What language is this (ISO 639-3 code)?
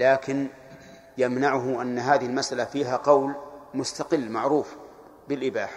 ara